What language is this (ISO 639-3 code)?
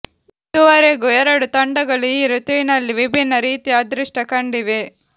kan